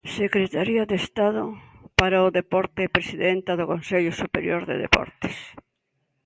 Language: Galician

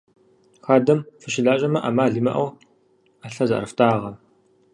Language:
Kabardian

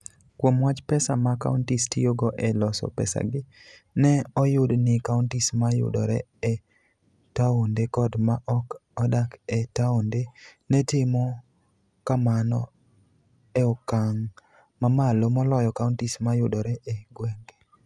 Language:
Luo (Kenya and Tanzania)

